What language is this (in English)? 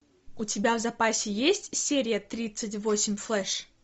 Russian